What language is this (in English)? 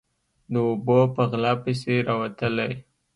Pashto